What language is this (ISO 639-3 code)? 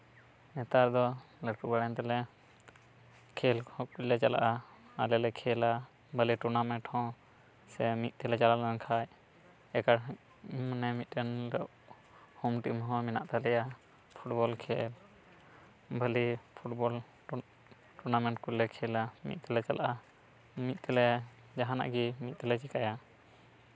sat